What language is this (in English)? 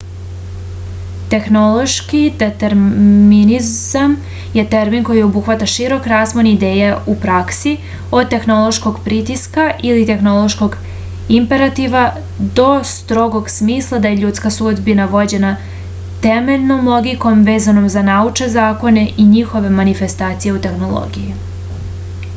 Serbian